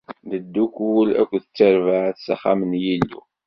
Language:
Kabyle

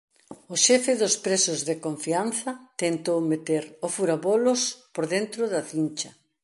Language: Galician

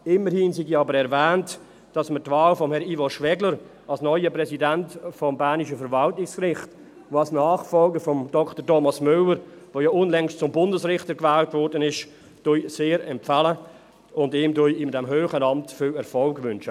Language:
Swiss German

